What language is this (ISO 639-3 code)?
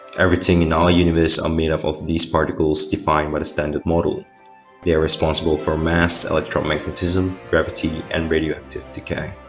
eng